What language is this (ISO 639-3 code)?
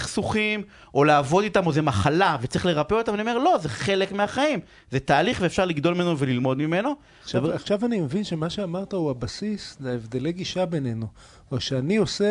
heb